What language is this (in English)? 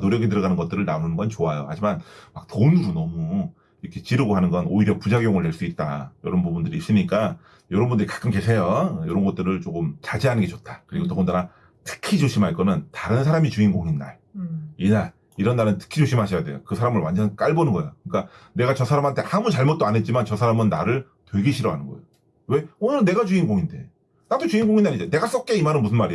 Korean